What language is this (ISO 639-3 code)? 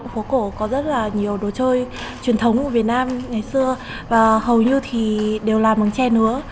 vie